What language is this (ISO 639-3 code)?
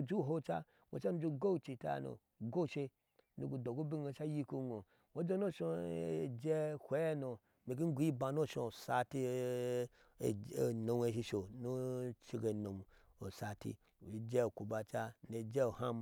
ahs